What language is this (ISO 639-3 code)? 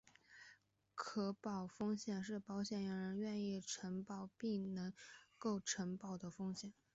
zho